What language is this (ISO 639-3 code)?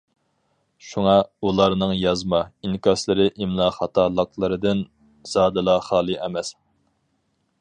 uig